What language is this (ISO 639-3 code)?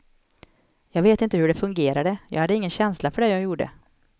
swe